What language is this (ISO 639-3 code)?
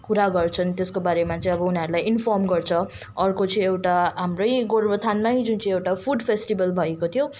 nep